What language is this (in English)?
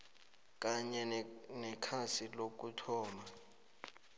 South Ndebele